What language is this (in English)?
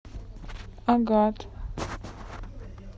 Russian